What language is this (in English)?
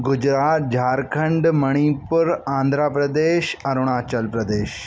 Sindhi